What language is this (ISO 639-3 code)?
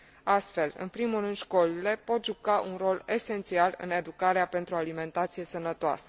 ron